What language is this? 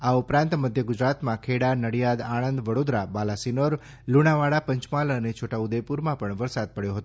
Gujarati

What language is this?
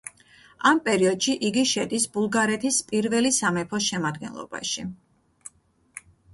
Georgian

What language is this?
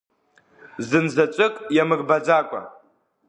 Abkhazian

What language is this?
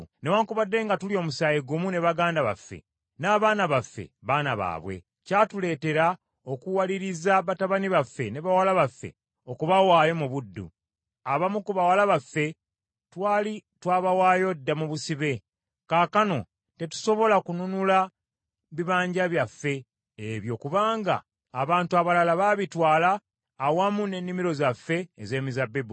Ganda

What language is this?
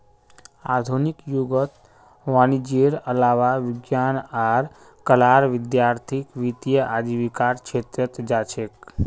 Magahi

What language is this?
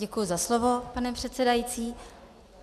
Czech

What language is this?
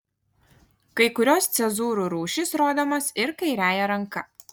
Lithuanian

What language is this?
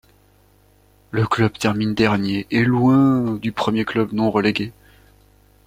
French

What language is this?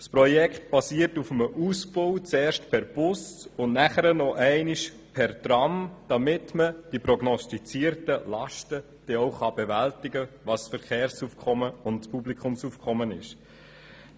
Swiss German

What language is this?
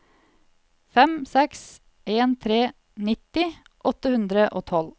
Norwegian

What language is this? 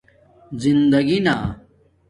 Domaaki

